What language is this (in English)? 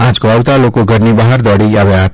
Gujarati